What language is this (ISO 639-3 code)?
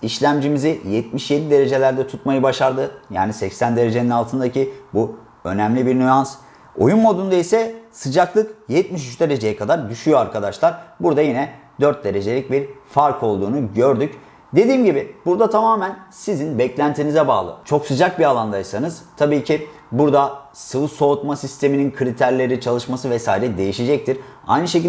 tur